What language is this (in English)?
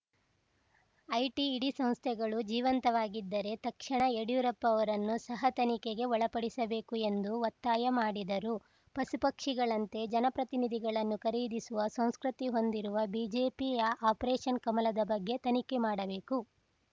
Kannada